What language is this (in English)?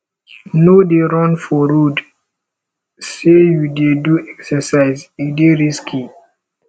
Nigerian Pidgin